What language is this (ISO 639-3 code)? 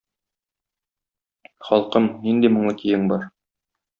tat